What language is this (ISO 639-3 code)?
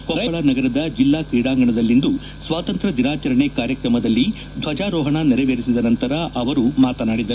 kan